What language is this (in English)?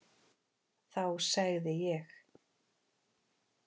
Icelandic